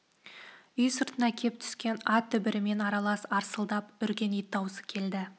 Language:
Kazakh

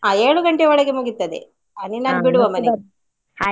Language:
Kannada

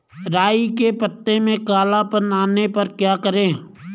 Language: Hindi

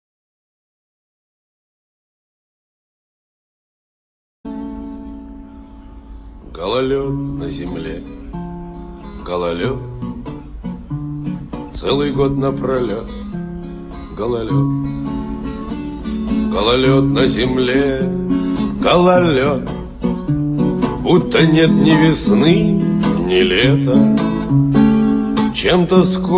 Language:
Russian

